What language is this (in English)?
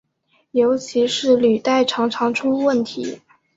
Chinese